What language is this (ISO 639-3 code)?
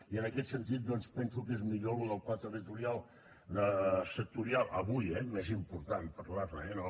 cat